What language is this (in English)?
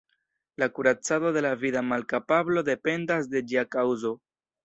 Esperanto